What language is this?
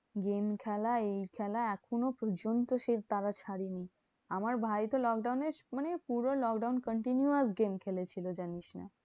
Bangla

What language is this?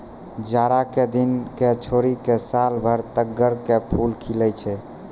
Maithili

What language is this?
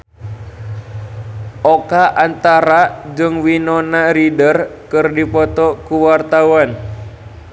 Sundanese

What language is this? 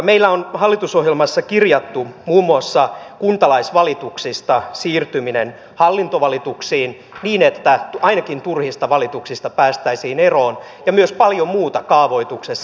Finnish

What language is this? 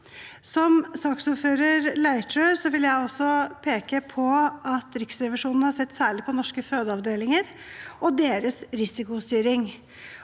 Norwegian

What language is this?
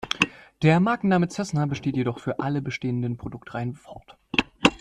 German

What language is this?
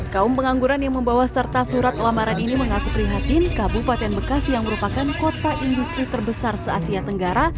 Indonesian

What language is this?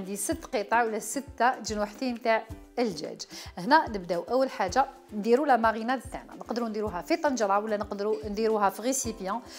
Arabic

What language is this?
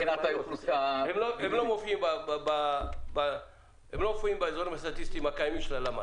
Hebrew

